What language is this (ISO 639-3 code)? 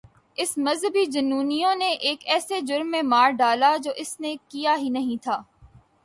urd